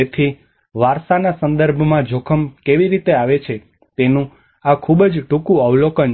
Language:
Gujarati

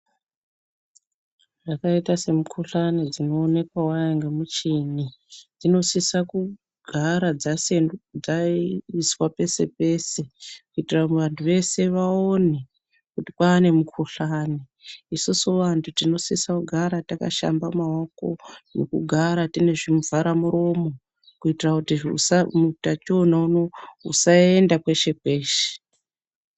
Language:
Ndau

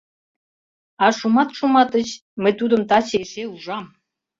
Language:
Mari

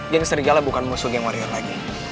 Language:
Indonesian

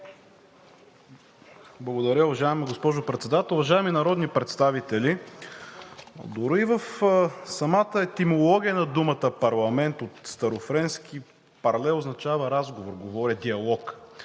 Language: Bulgarian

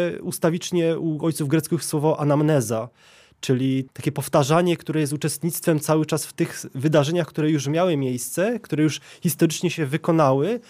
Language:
Polish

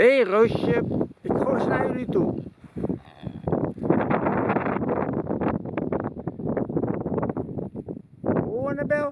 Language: Dutch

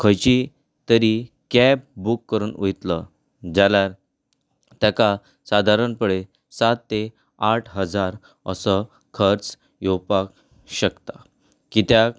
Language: Konkani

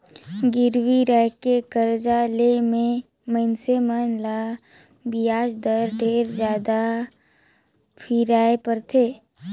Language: Chhattisgarhi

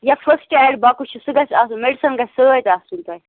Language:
Kashmiri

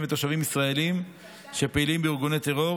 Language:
Hebrew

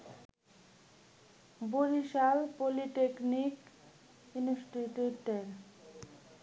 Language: Bangla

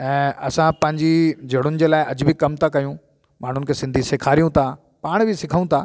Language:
Sindhi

